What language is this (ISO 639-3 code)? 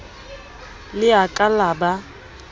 sot